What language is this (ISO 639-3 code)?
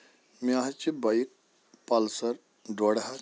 kas